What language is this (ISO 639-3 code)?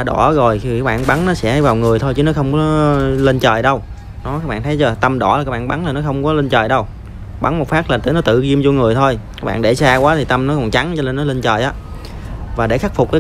vie